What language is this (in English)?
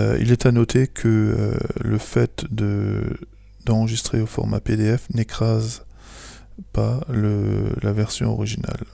French